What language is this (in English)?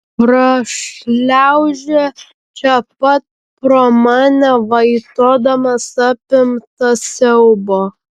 Lithuanian